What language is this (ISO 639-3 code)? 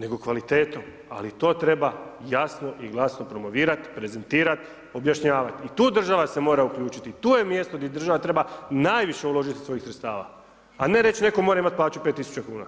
hrv